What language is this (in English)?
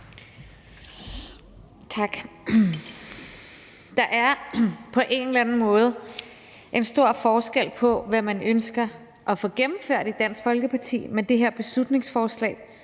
Danish